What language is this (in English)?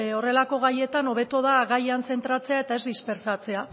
Basque